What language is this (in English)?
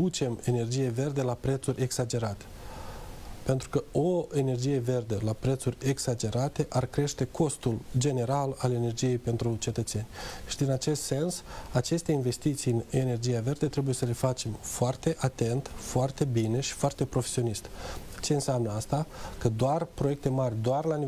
Romanian